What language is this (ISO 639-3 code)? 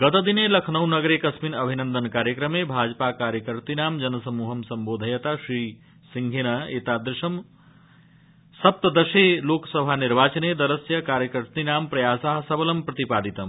san